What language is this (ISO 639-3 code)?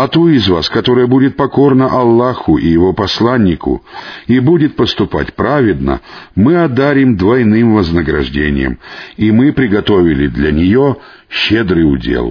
rus